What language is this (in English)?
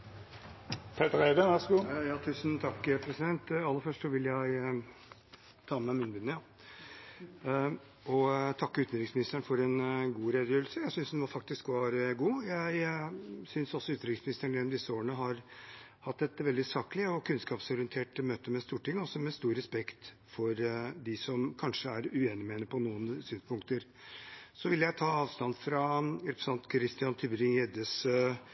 Norwegian